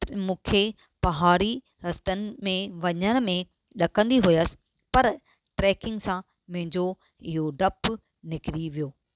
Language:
Sindhi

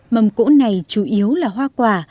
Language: Vietnamese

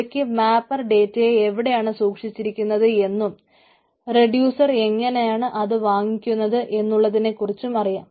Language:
Malayalam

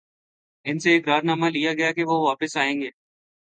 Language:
Urdu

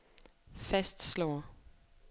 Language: Danish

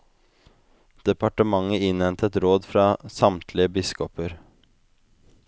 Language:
Norwegian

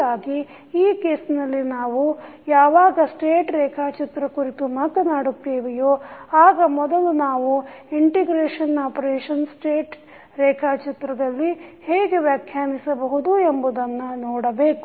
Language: Kannada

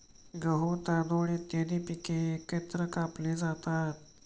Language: Marathi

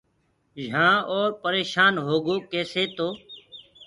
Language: Gurgula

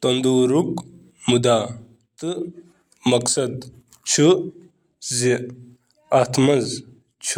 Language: Kashmiri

